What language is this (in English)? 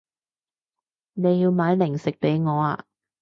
Cantonese